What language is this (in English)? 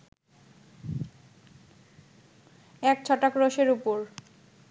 Bangla